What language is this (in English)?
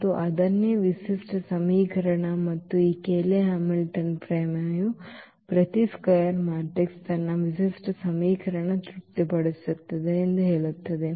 Kannada